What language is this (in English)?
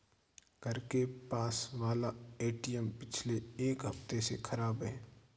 Hindi